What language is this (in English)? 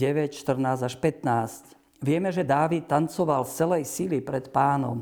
Slovak